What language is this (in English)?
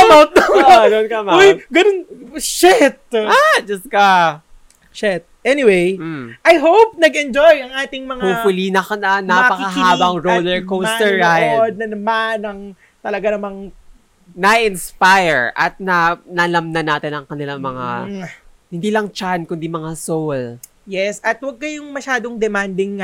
Filipino